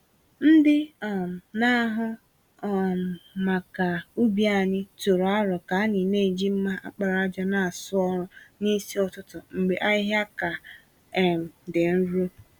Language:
Igbo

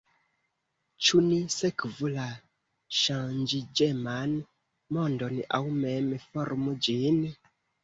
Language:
Esperanto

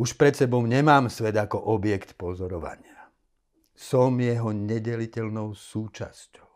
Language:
Slovak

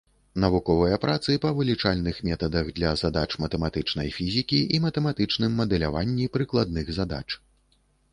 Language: Belarusian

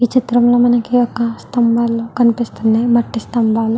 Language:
Telugu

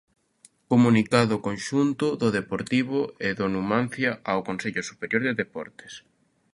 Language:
Galician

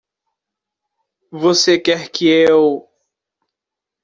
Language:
Portuguese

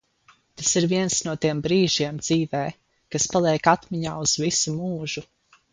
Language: Latvian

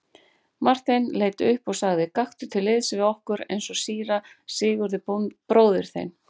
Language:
Icelandic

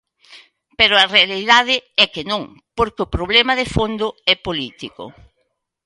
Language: Galician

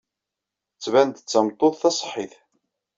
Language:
Kabyle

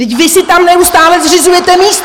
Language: Czech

